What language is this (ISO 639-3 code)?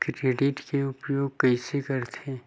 hne